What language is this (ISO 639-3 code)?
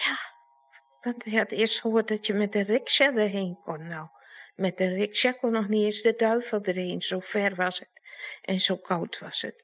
nld